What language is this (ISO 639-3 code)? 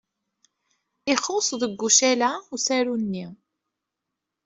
kab